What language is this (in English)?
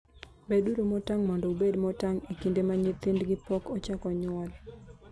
Luo (Kenya and Tanzania)